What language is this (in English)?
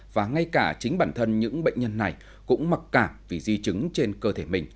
Vietnamese